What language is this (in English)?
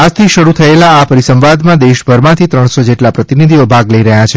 Gujarati